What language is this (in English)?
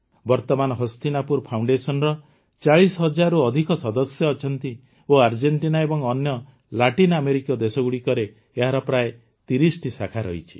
Odia